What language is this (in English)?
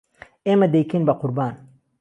Central Kurdish